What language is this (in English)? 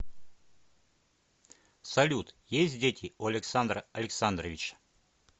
Russian